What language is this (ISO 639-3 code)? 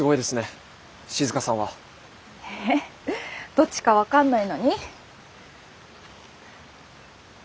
jpn